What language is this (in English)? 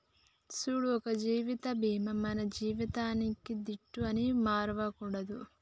Telugu